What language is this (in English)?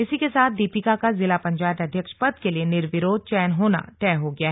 Hindi